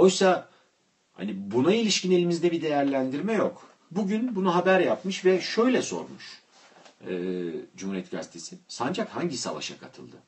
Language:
Turkish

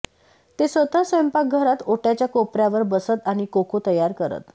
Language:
Marathi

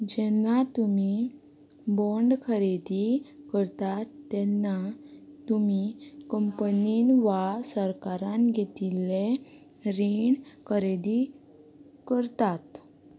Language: Konkani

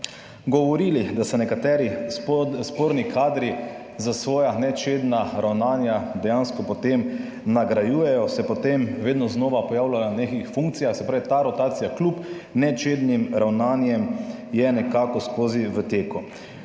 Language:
Slovenian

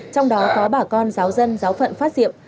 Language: Vietnamese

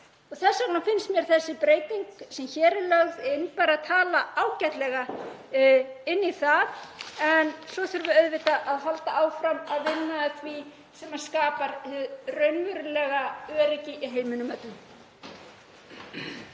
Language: Icelandic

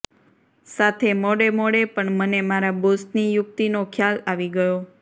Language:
Gujarati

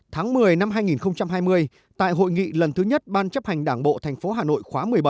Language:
Vietnamese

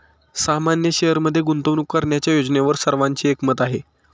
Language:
Marathi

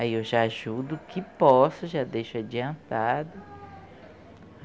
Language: Portuguese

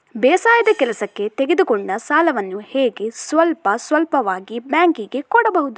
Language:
Kannada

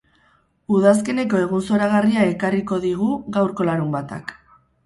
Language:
Basque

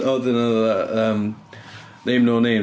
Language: Welsh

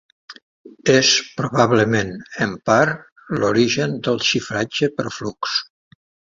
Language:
Catalan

